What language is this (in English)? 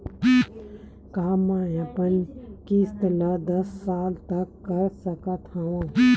Chhattisgarhi